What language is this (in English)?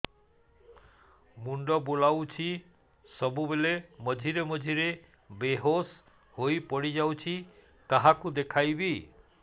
Odia